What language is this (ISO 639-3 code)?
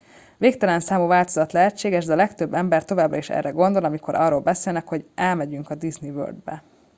hun